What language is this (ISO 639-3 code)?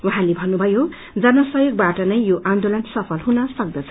nep